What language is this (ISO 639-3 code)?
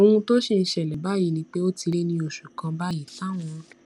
yor